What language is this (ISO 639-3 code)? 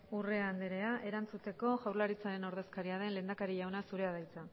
eus